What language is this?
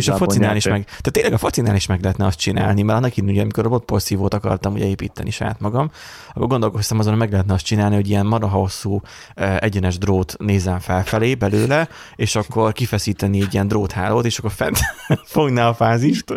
Hungarian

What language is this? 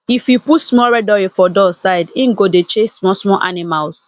Nigerian Pidgin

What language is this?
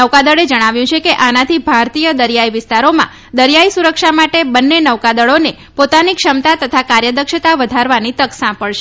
Gujarati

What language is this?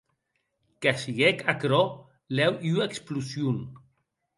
Occitan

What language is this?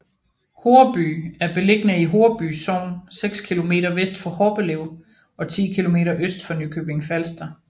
Danish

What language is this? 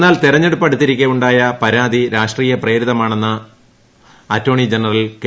Malayalam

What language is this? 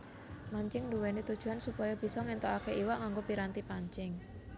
Javanese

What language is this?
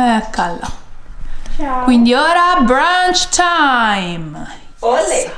Italian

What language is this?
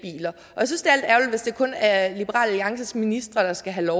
Danish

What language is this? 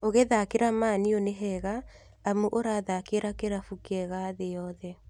Kikuyu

